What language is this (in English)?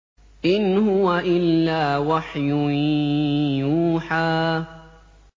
Arabic